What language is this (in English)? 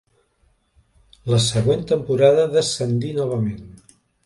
Catalan